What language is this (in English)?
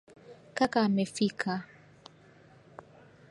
Swahili